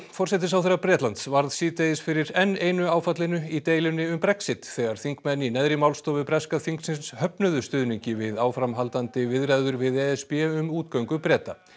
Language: Icelandic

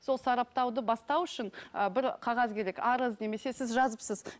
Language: Kazakh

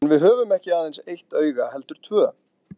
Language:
Icelandic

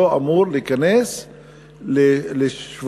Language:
Hebrew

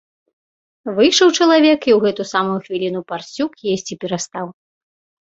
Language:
Belarusian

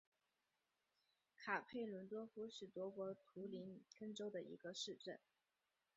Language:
Chinese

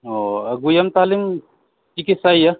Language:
Santali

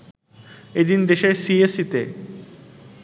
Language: Bangla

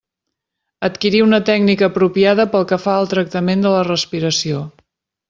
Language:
Catalan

